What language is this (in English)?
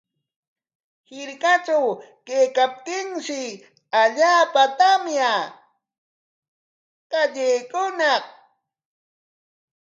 Corongo Ancash Quechua